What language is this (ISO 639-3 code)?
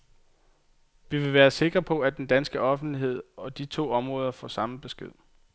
dan